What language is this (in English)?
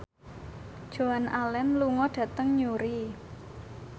Javanese